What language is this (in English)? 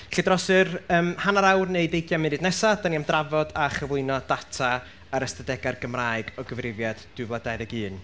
Welsh